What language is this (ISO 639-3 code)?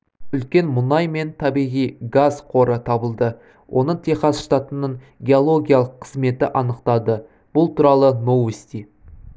kaz